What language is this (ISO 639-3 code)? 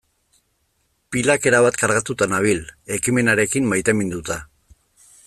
eus